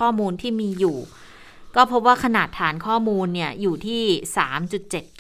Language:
Thai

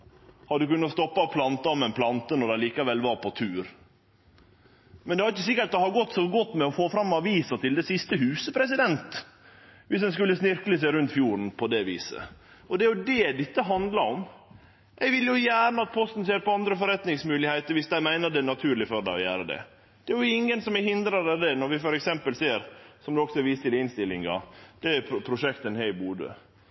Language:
Norwegian Nynorsk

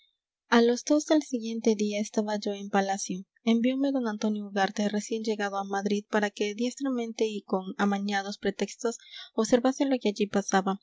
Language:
Spanish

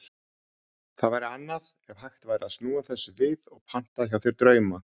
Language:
Icelandic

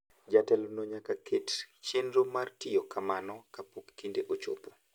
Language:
Luo (Kenya and Tanzania)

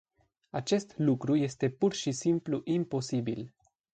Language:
Romanian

